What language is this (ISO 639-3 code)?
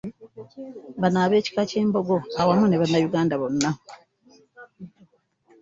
lug